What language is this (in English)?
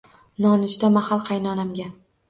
Uzbek